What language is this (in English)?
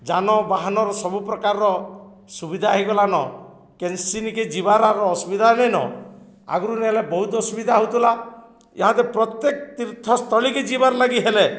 Odia